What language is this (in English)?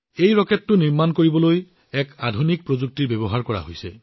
Assamese